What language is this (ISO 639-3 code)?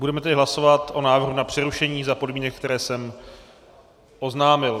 ces